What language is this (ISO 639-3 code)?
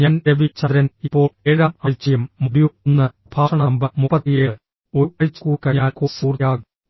mal